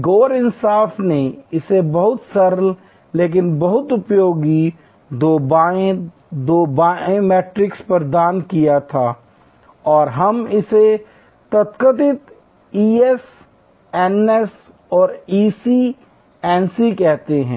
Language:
Hindi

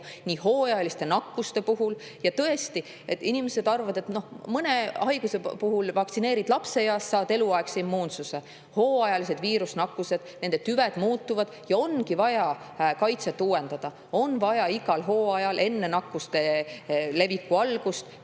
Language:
Estonian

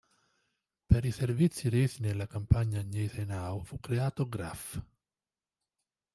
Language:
Italian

